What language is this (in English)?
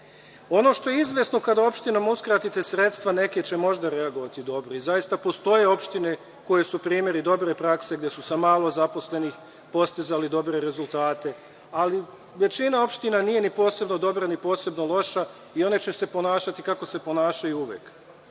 Serbian